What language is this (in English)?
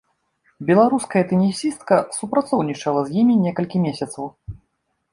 Belarusian